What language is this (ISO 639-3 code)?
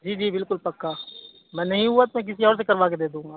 urd